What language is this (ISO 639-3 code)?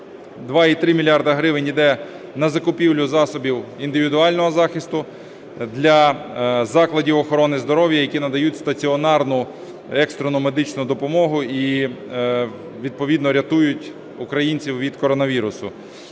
ukr